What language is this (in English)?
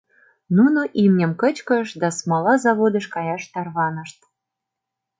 Mari